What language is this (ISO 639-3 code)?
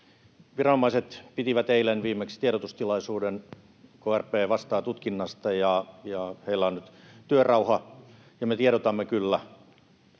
fin